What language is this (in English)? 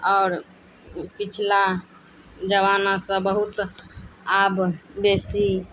Maithili